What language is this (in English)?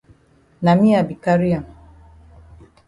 Cameroon Pidgin